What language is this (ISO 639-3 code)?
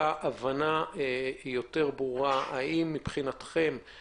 heb